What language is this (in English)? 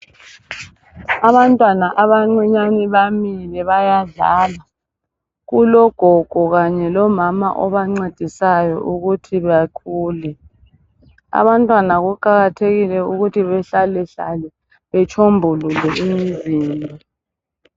North Ndebele